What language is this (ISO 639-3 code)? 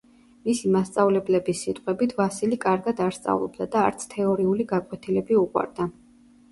kat